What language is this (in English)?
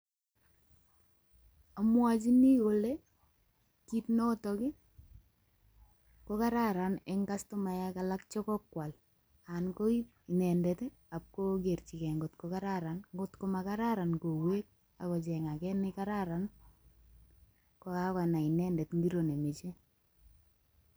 Kalenjin